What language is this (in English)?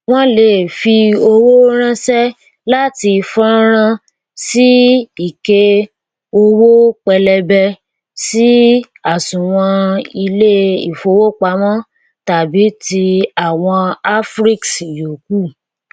Yoruba